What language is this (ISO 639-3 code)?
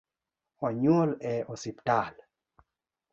luo